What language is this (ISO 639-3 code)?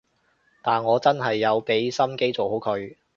yue